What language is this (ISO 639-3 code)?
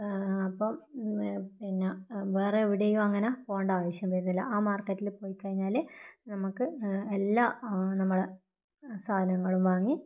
mal